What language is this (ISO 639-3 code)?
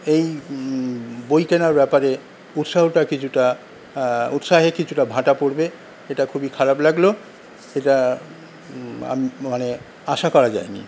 ben